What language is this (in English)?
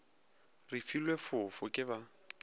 Northern Sotho